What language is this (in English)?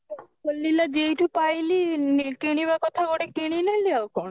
Odia